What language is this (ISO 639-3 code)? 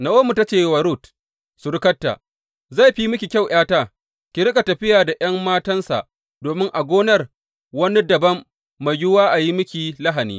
hau